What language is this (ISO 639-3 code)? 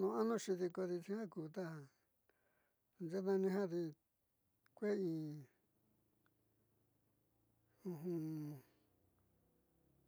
mxy